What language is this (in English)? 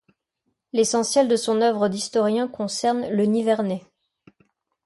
French